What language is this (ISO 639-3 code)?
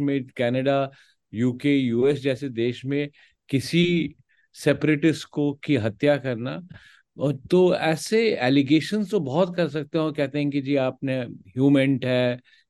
hin